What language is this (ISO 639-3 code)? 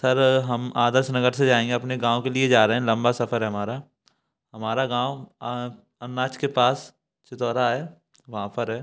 hin